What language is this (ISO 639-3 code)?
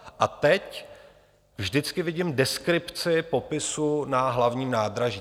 ces